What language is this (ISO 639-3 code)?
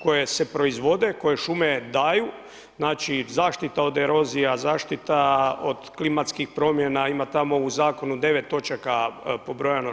hrv